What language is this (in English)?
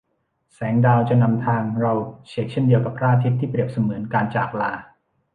Thai